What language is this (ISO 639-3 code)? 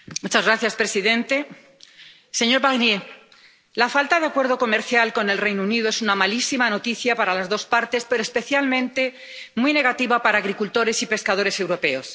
spa